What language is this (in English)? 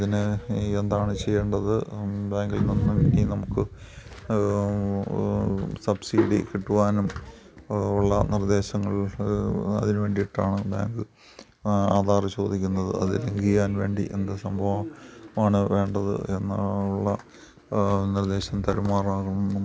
Malayalam